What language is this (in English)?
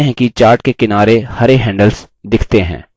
Hindi